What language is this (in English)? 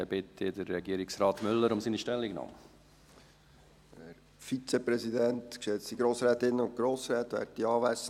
Swiss German